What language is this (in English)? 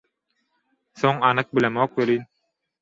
Turkmen